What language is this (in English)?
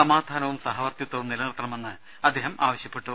Malayalam